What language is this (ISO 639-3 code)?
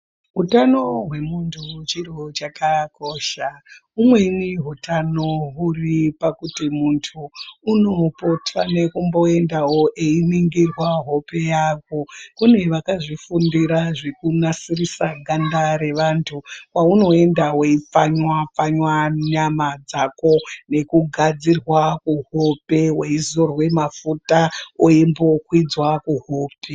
ndc